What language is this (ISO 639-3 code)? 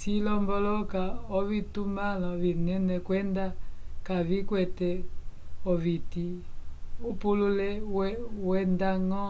umb